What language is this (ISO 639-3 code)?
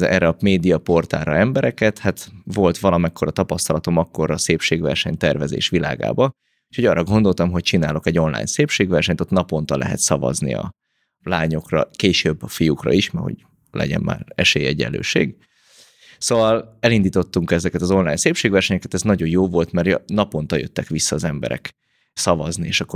hun